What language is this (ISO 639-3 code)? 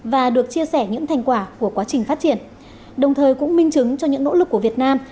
vie